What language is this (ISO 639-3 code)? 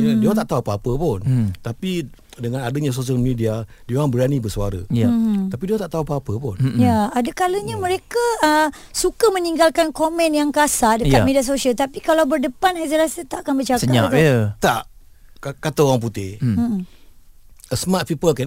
msa